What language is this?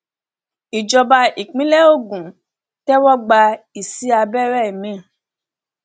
Yoruba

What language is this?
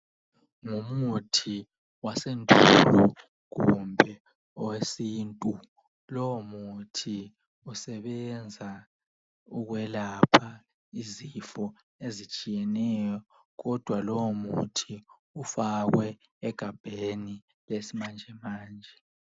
North Ndebele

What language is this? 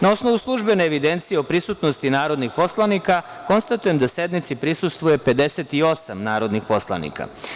Serbian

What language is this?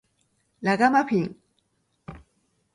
Japanese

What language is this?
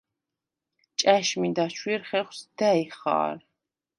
Svan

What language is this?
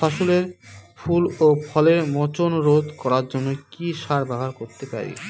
Bangla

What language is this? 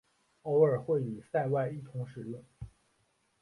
Chinese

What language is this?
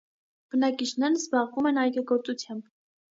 Armenian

